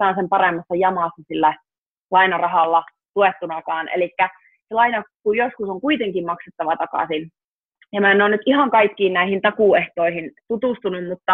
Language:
Finnish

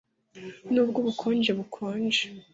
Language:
Kinyarwanda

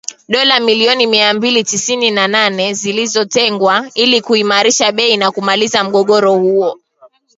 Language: Swahili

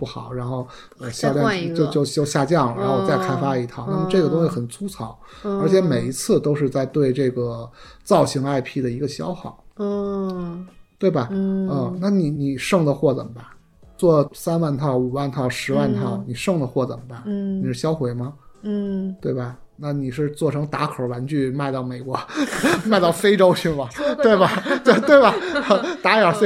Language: Chinese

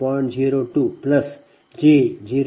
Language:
Kannada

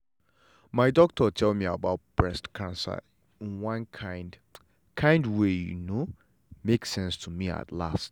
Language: Nigerian Pidgin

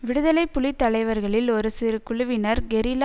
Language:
Tamil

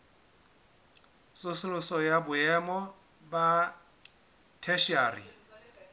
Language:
Southern Sotho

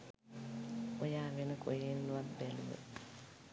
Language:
Sinhala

